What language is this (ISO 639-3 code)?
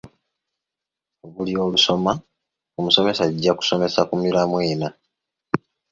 lug